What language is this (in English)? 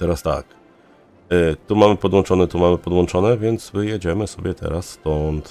Polish